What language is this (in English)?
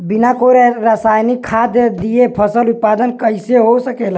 Bhojpuri